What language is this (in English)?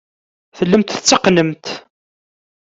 Kabyle